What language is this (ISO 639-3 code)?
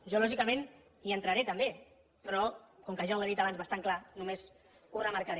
cat